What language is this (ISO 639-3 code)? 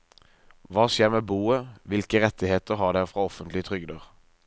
nor